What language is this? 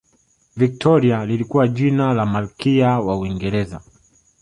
Swahili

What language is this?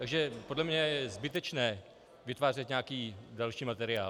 Czech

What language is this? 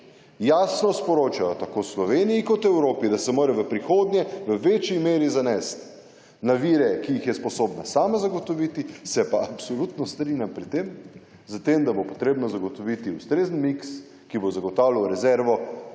Slovenian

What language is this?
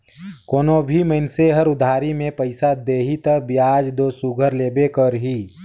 Chhattisgarhi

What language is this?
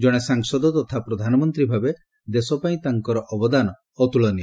Odia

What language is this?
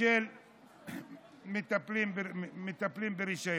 Hebrew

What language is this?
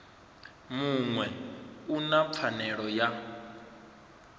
Venda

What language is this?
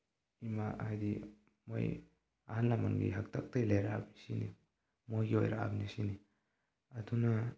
Manipuri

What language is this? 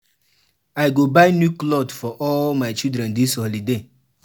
Nigerian Pidgin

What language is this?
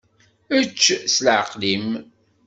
Kabyle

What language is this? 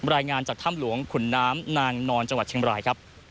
Thai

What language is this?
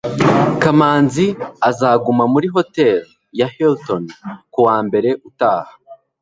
Kinyarwanda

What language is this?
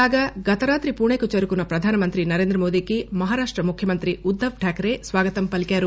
Telugu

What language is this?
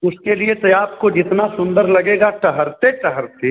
Hindi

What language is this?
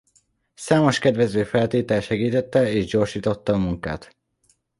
Hungarian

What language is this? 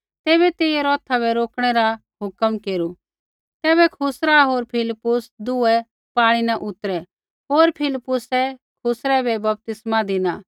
Kullu Pahari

